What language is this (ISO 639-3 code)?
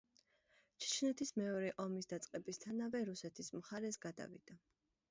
kat